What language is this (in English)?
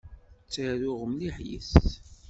Kabyle